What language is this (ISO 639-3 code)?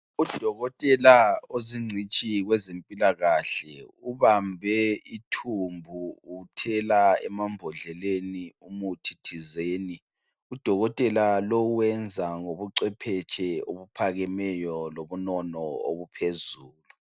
nde